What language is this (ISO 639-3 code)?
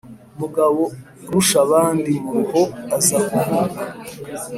kin